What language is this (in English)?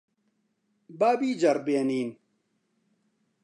Central Kurdish